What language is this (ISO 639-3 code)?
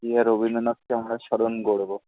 ben